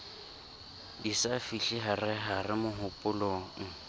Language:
Southern Sotho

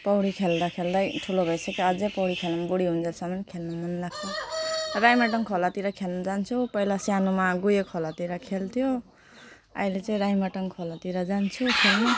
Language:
Nepali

